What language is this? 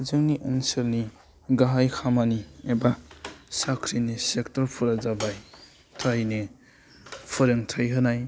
Bodo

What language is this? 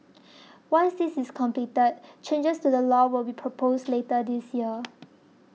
English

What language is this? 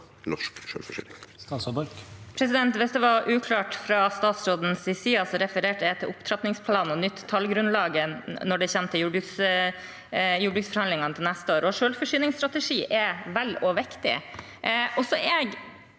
Norwegian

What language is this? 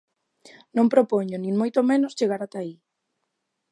Galician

